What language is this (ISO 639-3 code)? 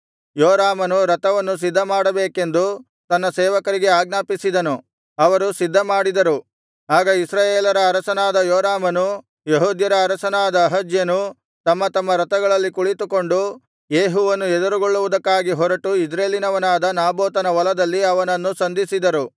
kan